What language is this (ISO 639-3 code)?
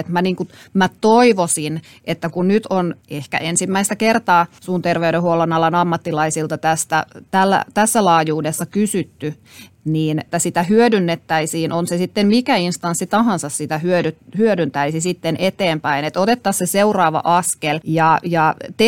fin